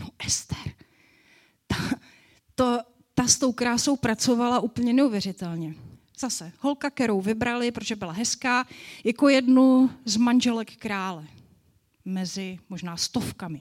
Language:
Czech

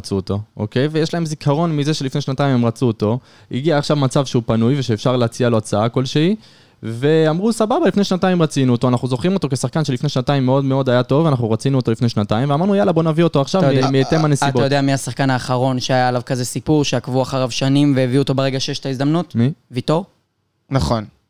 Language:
Hebrew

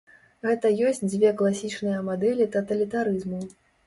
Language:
Belarusian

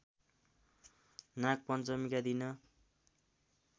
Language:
Nepali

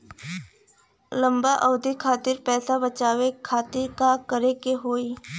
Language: Bhojpuri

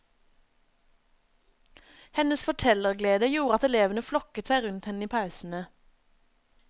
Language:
Norwegian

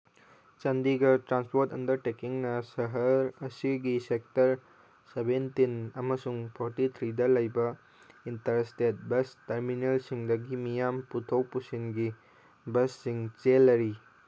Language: Manipuri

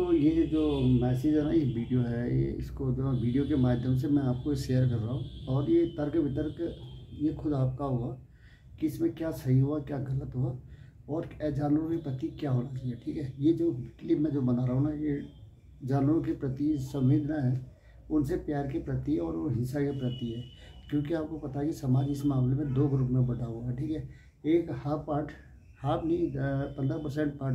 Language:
Hindi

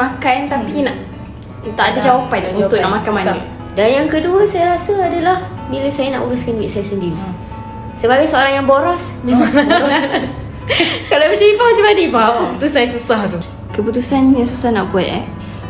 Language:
Malay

